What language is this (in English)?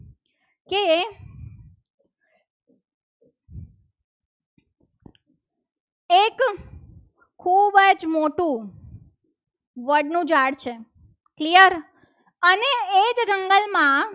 Gujarati